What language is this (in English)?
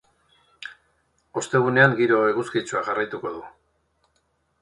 Basque